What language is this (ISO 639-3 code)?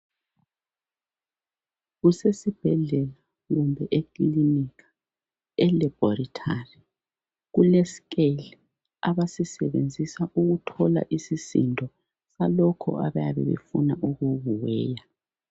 nde